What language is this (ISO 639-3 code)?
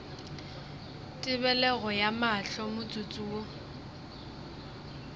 nso